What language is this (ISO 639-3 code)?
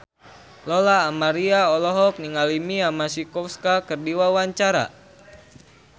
sun